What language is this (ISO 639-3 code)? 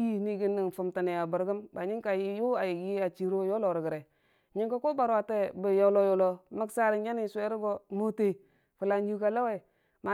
cfa